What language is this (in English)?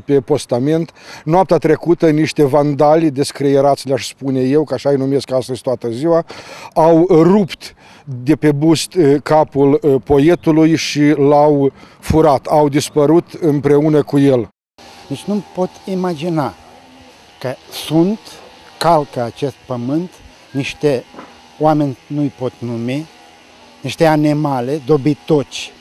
Romanian